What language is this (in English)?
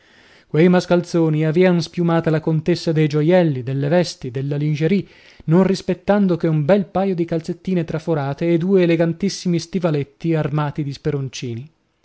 Italian